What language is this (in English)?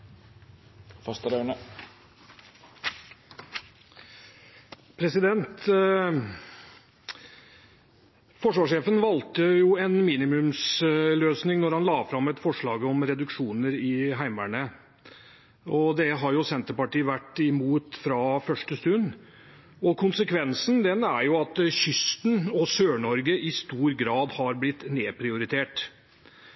Norwegian